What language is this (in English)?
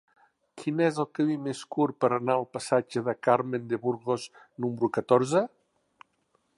Catalan